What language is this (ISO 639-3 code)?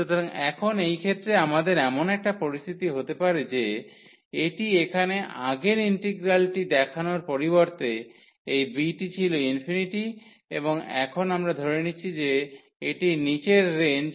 ben